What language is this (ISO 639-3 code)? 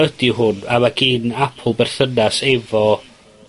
cym